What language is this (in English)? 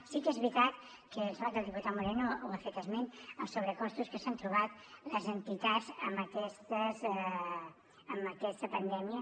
Catalan